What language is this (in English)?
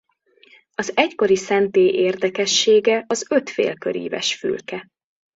Hungarian